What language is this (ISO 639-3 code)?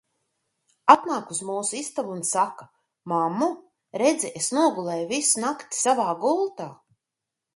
lav